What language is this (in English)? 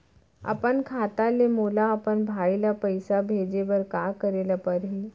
Chhattisgarhi